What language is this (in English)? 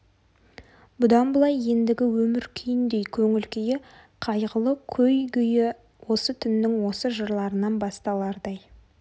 Kazakh